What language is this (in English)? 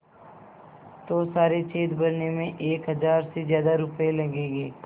Hindi